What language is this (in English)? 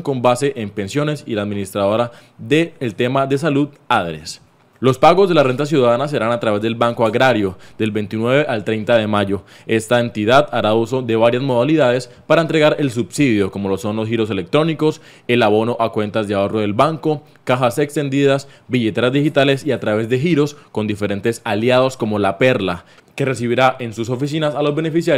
Spanish